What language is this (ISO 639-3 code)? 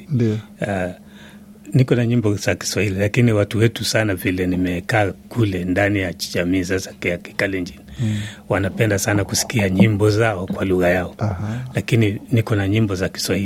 swa